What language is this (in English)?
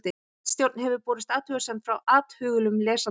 Icelandic